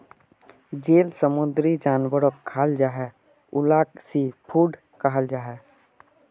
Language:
Magahi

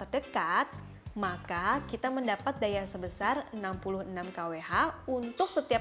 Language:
Indonesian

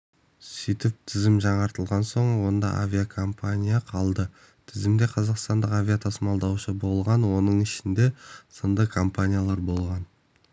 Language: Kazakh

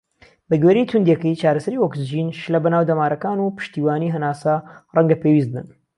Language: Central Kurdish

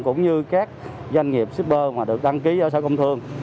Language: Vietnamese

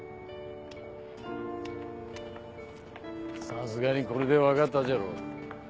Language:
Japanese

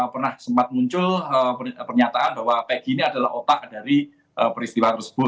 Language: Indonesian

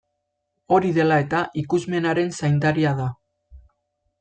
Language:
Basque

